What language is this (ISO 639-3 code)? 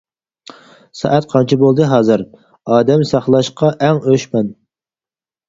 uig